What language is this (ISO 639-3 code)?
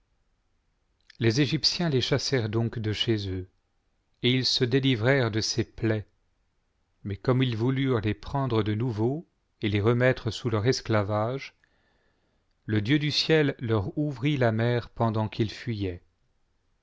fra